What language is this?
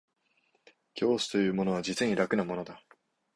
Japanese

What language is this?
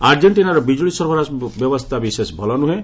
Odia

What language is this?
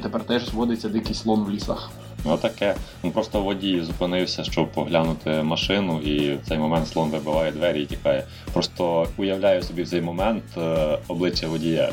Ukrainian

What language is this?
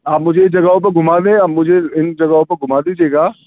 Urdu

